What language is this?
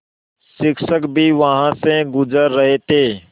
Hindi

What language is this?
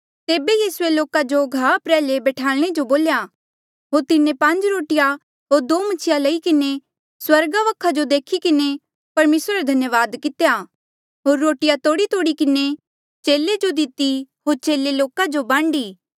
Mandeali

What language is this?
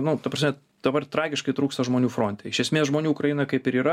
Lithuanian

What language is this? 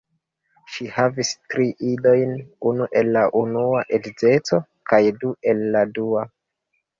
Esperanto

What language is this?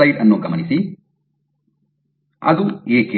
Kannada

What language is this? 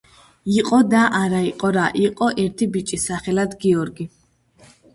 Georgian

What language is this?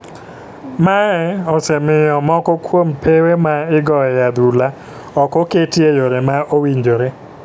Luo (Kenya and Tanzania)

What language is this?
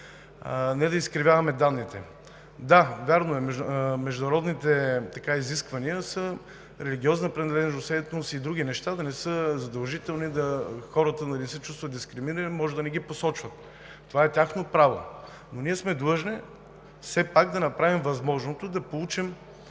Bulgarian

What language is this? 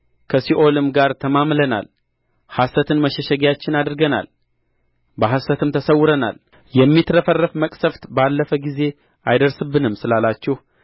Amharic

